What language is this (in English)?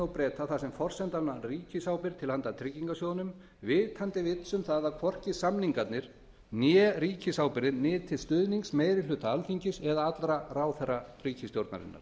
Icelandic